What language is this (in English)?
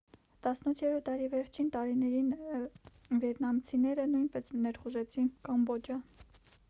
Armenian